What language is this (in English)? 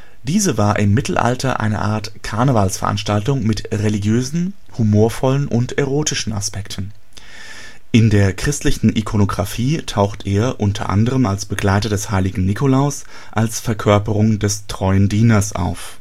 German